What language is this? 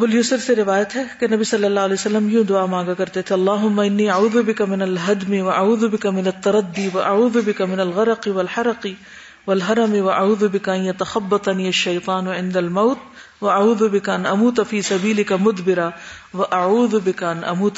Urdu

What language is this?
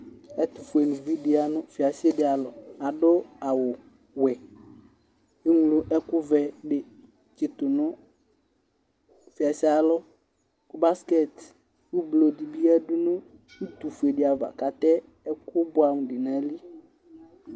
Ikposo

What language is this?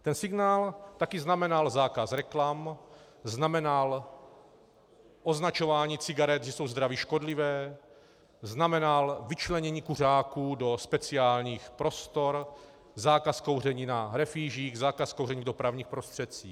Czech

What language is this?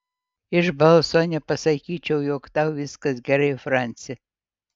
Lithuanian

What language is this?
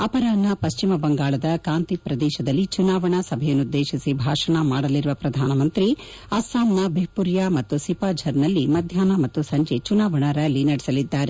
Kannada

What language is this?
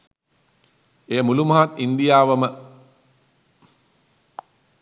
Sinhala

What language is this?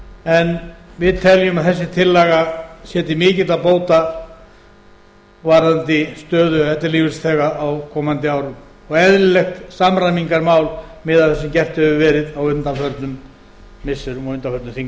Icelandic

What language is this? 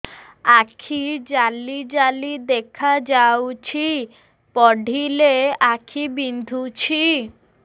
Odia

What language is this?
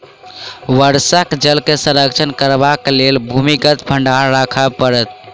Maithili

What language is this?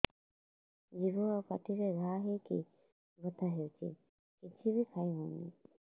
Odia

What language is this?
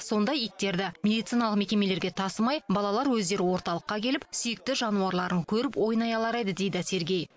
Kazakh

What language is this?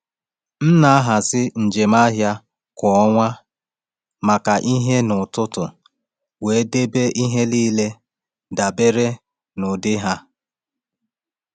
Igbo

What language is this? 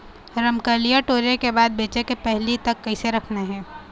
Chhattisgarhi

